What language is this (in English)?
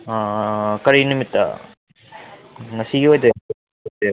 Manipuri